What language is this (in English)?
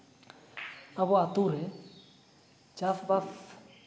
Santali